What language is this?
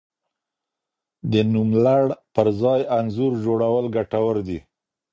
Pashto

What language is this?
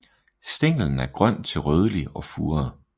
Danish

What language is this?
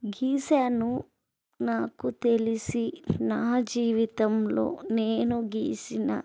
Telugu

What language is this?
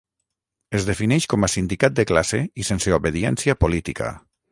Catalan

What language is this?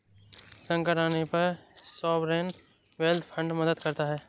Hindi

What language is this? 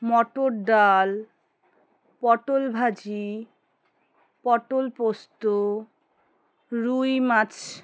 Bangla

